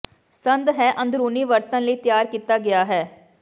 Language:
Punjabi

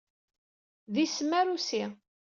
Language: Kabyle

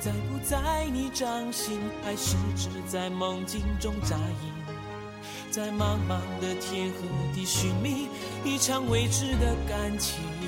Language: Chinese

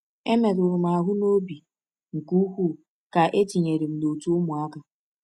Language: Igbo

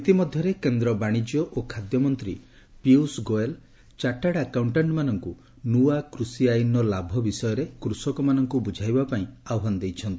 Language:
Odia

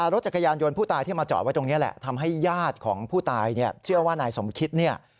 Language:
Thai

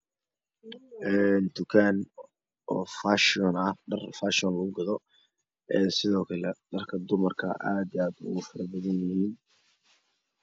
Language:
Somali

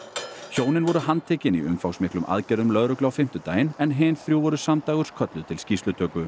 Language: Icelandic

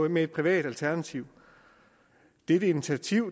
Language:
Danish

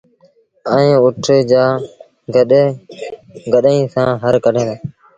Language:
Sindhi Bhil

